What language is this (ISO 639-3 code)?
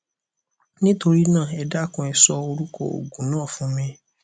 yor